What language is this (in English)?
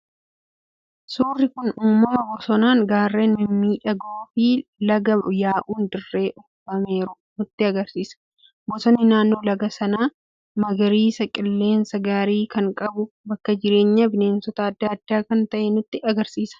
Oromo